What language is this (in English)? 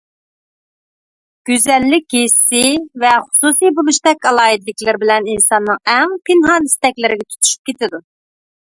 Uyghur